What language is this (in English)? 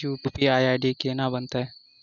Maithili